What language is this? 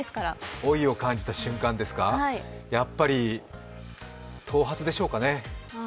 Japanese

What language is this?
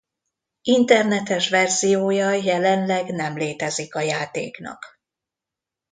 Hungarian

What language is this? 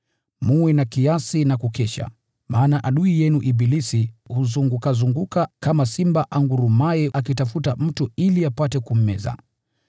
Swahili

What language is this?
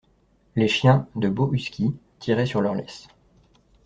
French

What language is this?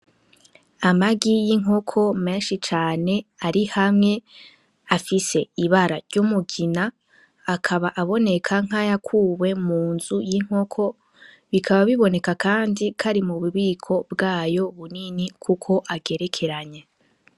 Rundi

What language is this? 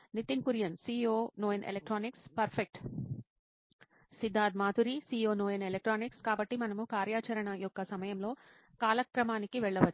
Telugu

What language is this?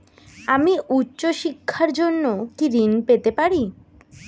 Bangla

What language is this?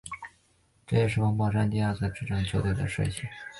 Chinese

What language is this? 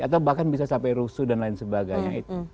Indonesian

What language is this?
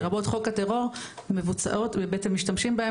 Hebrew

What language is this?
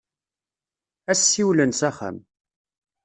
Kabyle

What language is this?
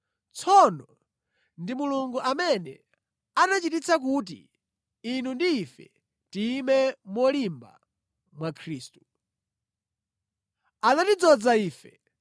Nyanja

